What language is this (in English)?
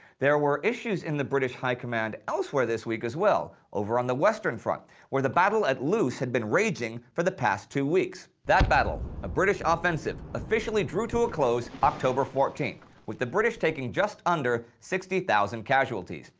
English